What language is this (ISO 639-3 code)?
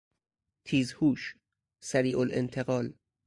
fas